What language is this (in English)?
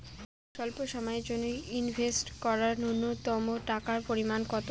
Bangla